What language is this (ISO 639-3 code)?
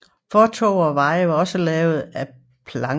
dan